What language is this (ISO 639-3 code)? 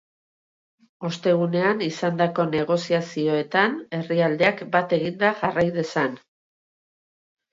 eus